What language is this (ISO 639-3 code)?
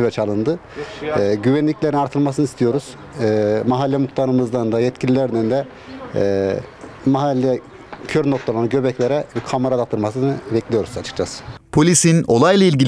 tur